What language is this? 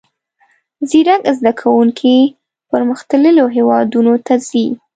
Pashto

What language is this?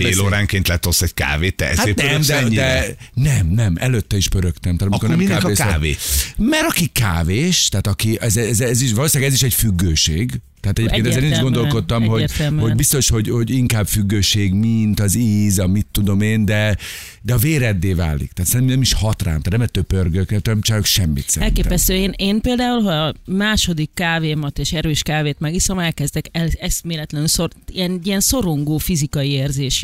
Hungarian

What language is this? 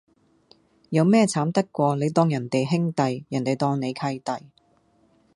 Cantonese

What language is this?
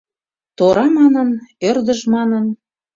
Mari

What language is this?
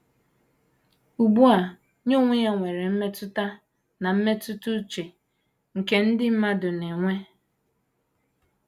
Igbo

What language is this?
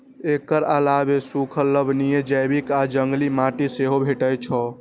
Maithili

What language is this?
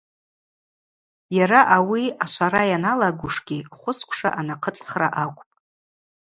Abaza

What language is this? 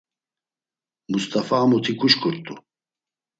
Laz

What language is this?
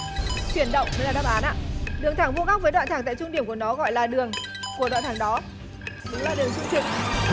Vietnamese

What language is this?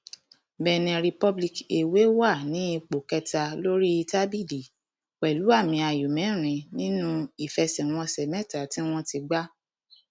Yoruba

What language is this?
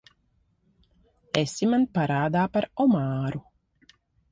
Latvian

